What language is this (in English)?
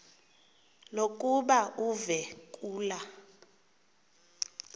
Xhosa